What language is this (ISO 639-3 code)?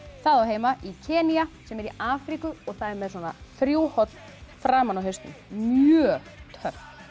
isl